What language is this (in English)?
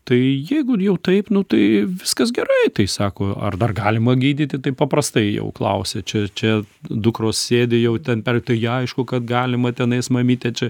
Lithuanian